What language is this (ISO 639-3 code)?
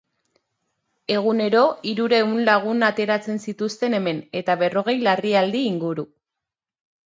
eus